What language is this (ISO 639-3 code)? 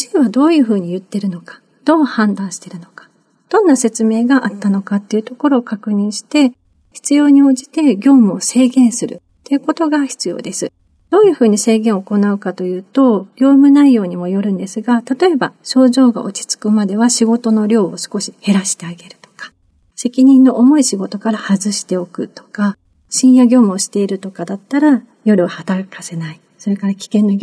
jpn